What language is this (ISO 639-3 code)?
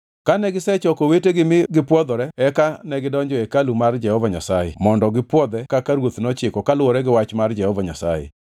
luo